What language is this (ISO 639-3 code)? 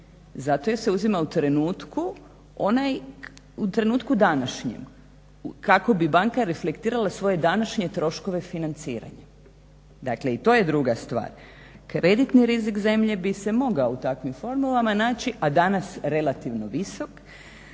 hrv